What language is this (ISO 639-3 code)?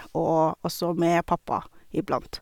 nor